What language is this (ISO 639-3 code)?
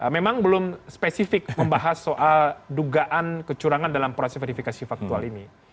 ind